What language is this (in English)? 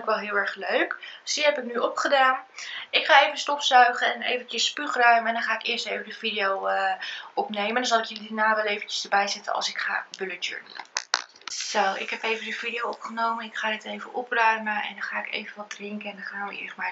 Dutch